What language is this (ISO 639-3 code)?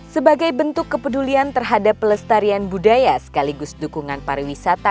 ind